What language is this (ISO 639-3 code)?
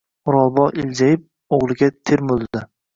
uzb